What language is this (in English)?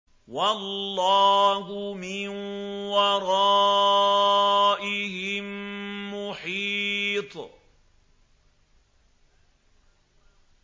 Arabic